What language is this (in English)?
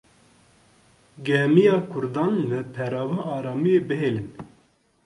Kurdish